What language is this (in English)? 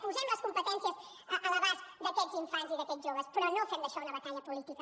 Catalan